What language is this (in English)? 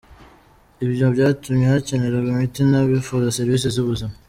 Kinyarwanda